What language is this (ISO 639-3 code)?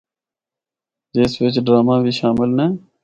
hno